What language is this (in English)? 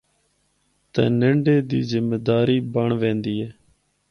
Northern Hindko